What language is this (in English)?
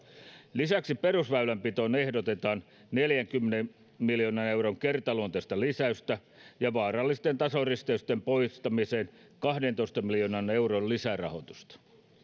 Finnish